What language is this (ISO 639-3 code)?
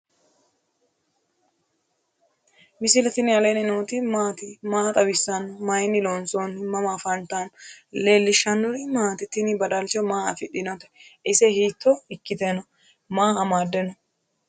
sid